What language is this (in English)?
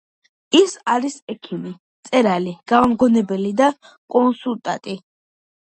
Georgian